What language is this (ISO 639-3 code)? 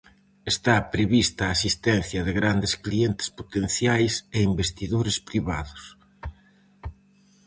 glg